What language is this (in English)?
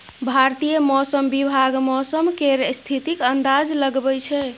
Maithili